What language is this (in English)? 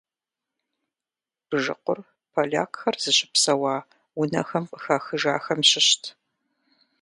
Kabardian